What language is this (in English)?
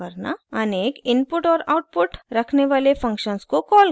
Hindi